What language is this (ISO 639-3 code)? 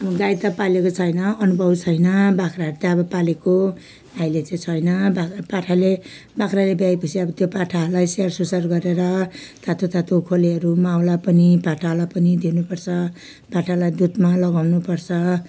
nep